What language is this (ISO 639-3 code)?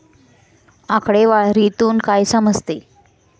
mar